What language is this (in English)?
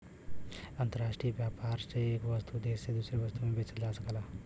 Bhojpuri